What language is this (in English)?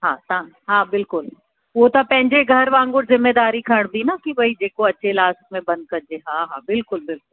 Sindhi